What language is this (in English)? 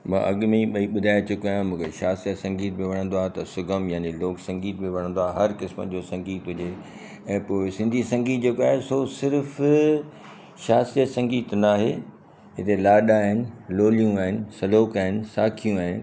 Sindhi